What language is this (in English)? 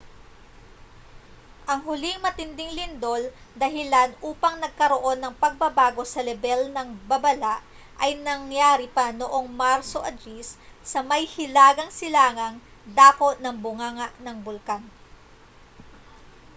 Filipino